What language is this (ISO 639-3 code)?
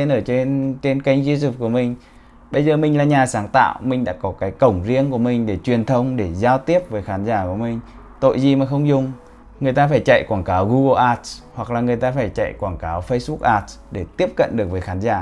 vie